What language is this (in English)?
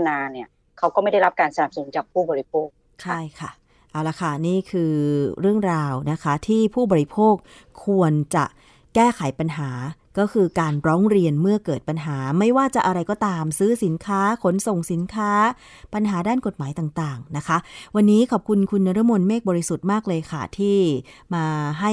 Thai